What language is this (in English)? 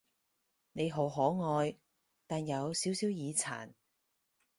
Cantonese